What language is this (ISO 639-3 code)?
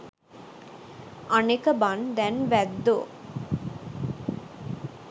sin